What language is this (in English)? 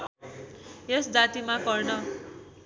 Nepali